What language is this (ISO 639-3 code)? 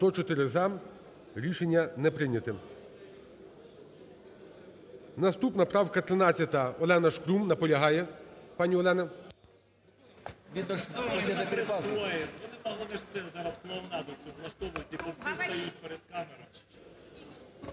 ukr